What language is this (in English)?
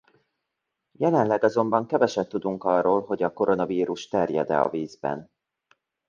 Hungarian